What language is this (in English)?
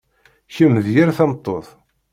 Kabyle